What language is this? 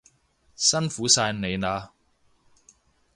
Cantonese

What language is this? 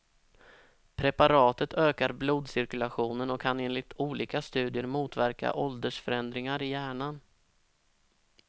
Swedish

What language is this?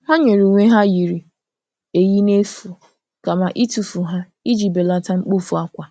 Igbo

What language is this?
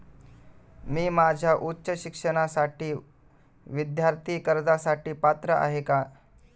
Marathi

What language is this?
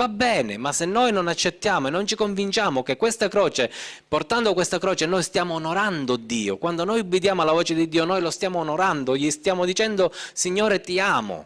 Italian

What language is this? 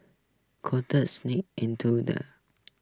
English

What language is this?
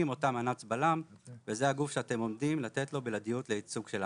Hebrew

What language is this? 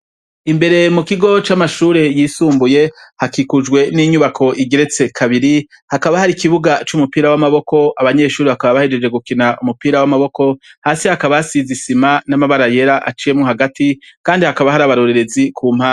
Rundi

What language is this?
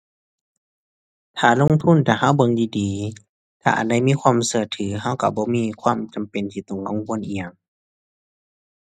Thai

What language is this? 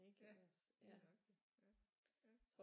Danish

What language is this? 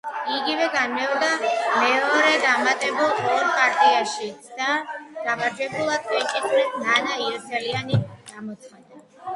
Georgian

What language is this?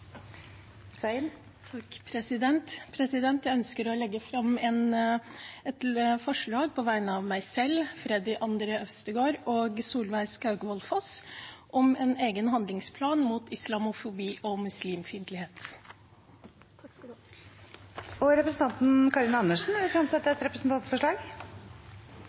Norwegian Bokmål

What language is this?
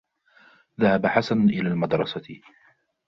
Arabic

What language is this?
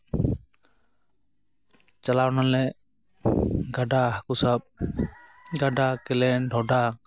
Santali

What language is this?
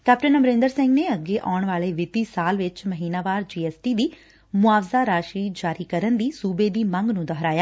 Punjabi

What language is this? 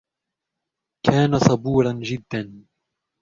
Arabic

